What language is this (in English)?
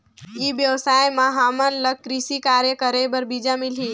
Chhattisgarhi